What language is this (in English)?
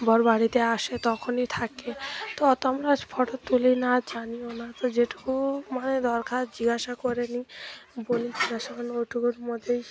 Bangla